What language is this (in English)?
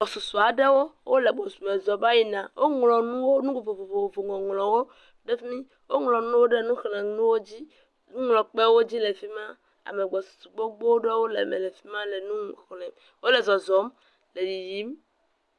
Ewe